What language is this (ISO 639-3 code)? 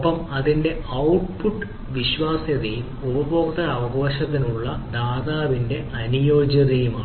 mal